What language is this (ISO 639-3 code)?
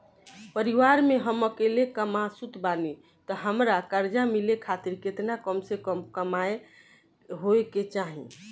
bho